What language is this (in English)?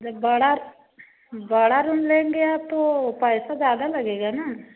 Hindi